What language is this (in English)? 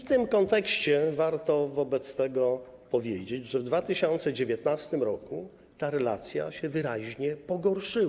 Polish